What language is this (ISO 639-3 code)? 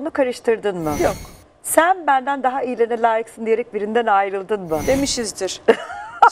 tur